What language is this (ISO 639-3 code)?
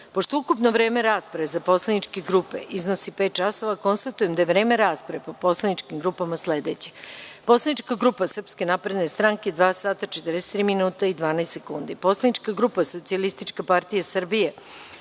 srp